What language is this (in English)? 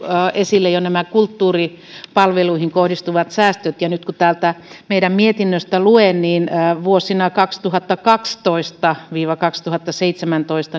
Finnish